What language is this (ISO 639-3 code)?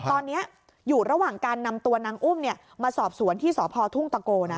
tha